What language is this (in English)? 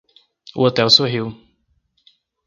Portuguese